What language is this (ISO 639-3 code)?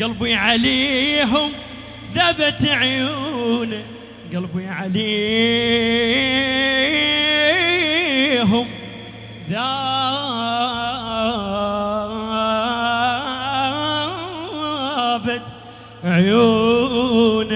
ara